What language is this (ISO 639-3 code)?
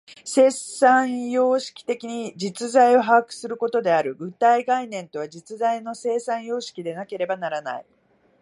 jpn